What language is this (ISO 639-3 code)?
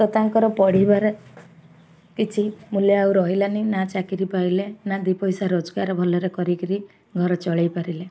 ori